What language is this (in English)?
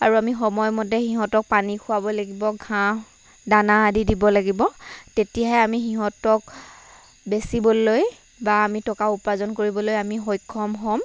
Assamese